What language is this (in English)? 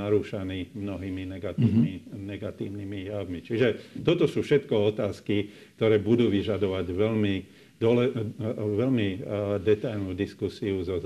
Slovak